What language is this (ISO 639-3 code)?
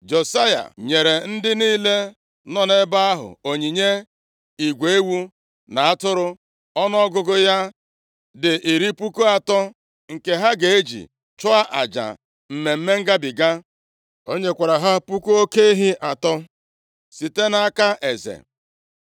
ibo